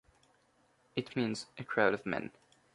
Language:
English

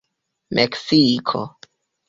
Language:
Esperanto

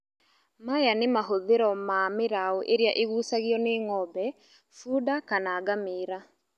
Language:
Kikuyu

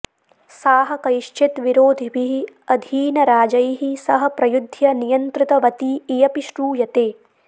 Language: Sanskrit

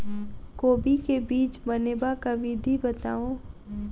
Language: Maithili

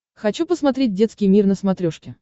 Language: Russian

